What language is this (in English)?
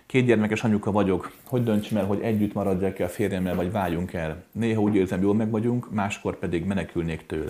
Hungarian